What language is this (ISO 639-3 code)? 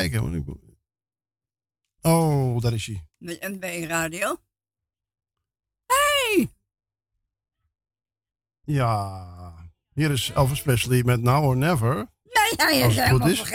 nld